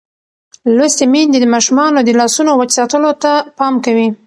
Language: Pashto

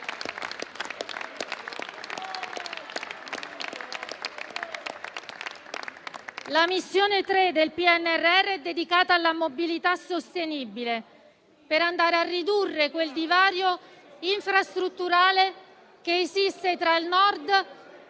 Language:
Italian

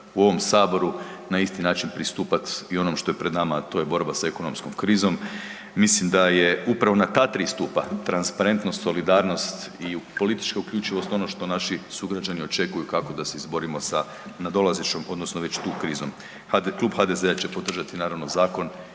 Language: Croatian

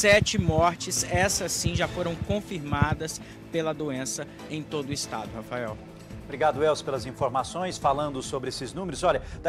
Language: Portuguese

